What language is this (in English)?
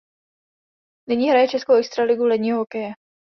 Czech